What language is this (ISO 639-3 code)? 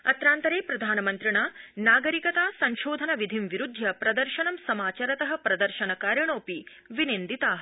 san